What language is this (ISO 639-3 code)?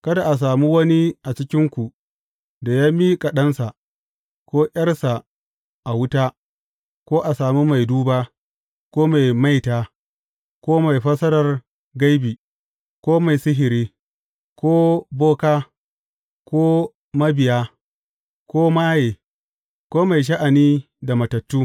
hau